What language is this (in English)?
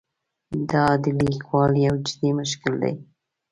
Pashto